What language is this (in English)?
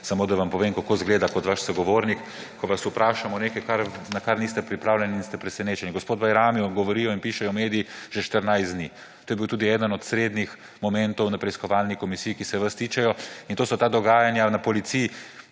Slovenian